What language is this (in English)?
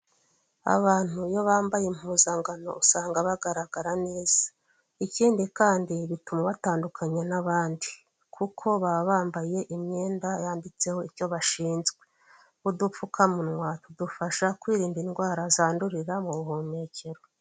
Kinyarwanda